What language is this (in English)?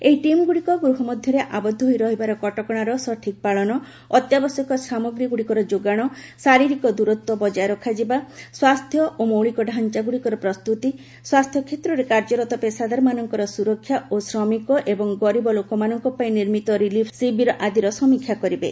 Odia